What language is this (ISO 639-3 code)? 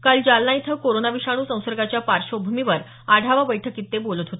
mar